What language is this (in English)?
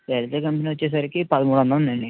Telugu